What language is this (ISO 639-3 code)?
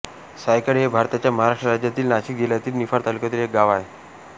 mar